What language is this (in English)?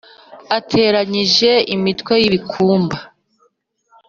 Kinyarwanda